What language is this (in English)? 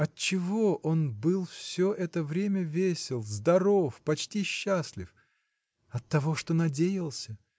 Russian